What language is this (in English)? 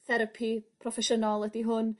Welsh